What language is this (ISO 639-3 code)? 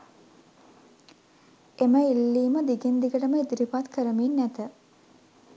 sin